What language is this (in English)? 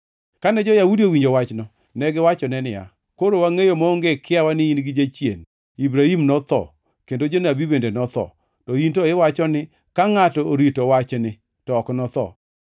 Luo (Kenya and Tanzania)